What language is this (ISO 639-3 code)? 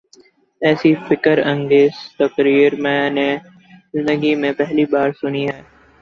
urd